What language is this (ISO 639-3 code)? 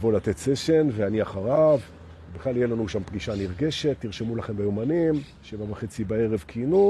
heb